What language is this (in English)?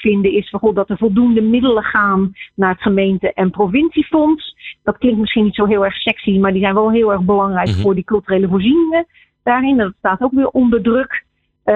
Dutch